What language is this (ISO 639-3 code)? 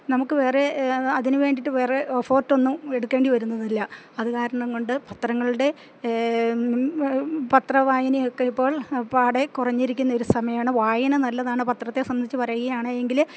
mal